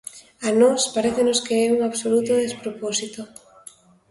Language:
Galician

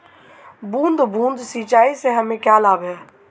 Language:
Hindi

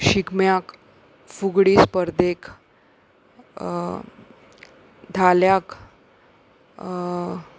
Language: Konkani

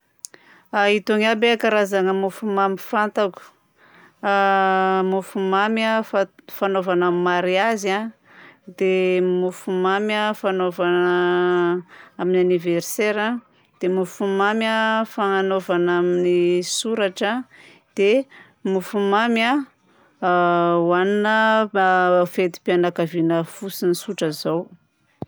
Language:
Southern Betsimisaraka Malagasy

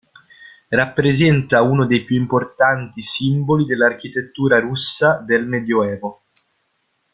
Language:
Italian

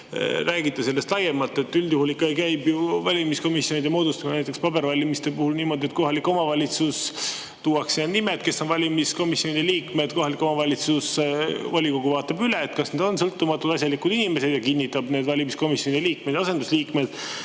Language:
Estonian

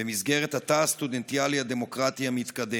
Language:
Hebrew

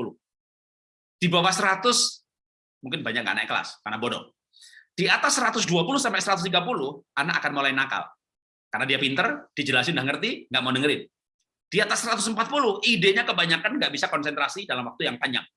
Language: Indonesian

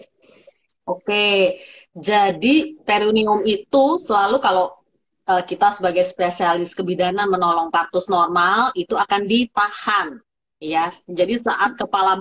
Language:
Indonesian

